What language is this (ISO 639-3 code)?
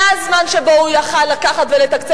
heb